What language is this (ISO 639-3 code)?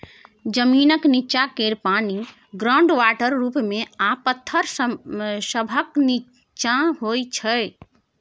mai